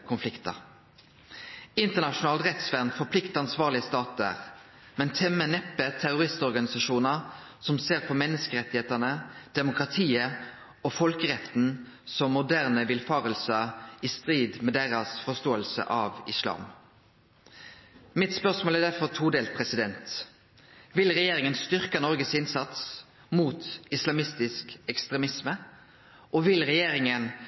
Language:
Norwegian Nynorsk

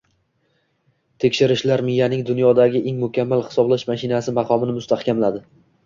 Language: Uzbek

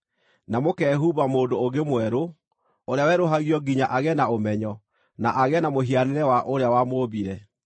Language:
Kikuyu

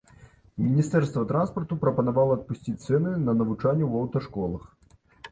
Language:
Belarusian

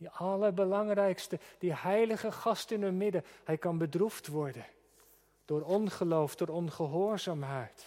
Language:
Dutch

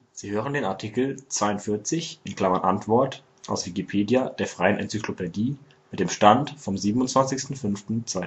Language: German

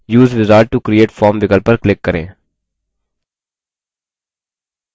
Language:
Hindi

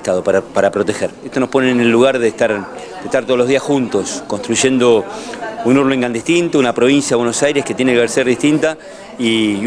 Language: Spanish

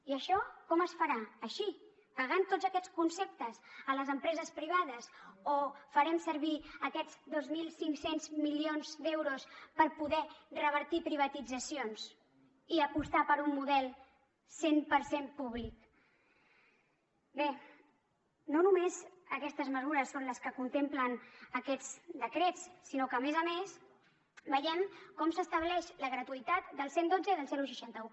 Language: Catalan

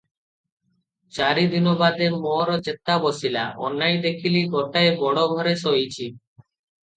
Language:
Odia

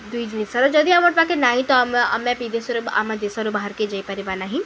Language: Odia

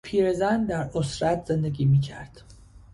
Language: Persian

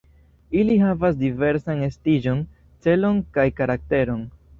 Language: Esperanto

